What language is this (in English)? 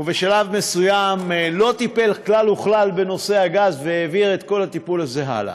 Hebrew